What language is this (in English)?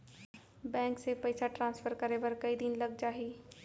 Chhattisgarhi